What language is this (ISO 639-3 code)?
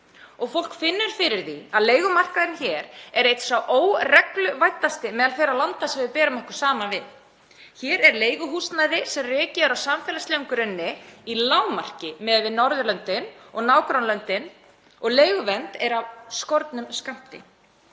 isl